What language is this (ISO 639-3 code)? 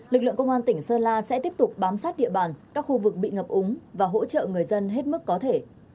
vie